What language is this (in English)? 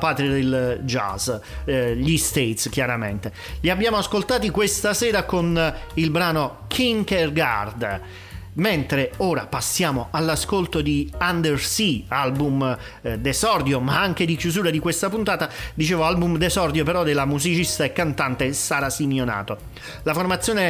Italian